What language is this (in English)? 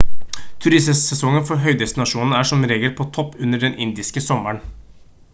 Norwegian Bokmål